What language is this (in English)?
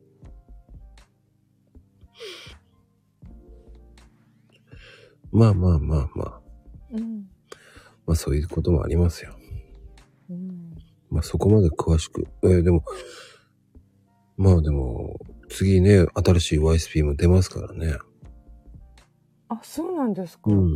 Japanese